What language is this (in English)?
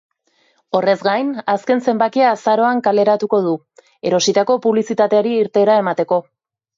Basque